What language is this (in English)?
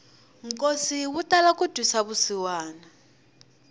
Tsonga